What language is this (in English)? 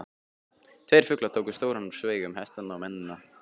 Icelandic